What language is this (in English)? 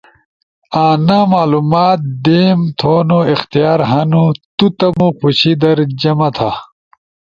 Ushojo